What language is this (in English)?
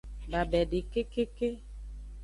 Aja (Benin)